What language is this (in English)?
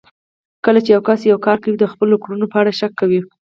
Pashto